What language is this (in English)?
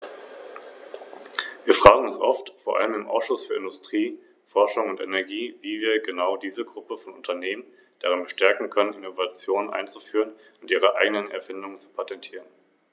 German